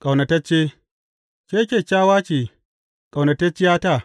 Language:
Hausa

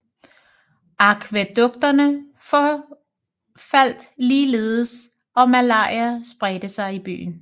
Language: Danish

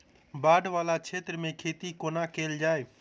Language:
Maithili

